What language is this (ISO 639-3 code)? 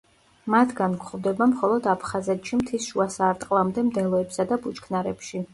kat